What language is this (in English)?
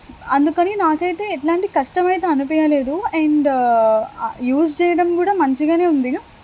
Telugu